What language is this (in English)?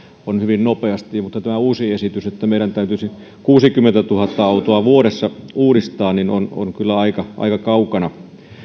Finnish